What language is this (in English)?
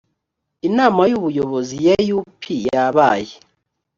Kinyarwanda